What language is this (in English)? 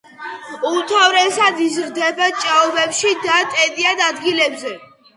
Georgian